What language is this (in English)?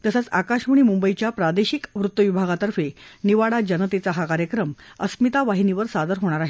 Marathi